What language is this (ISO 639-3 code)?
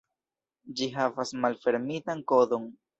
epo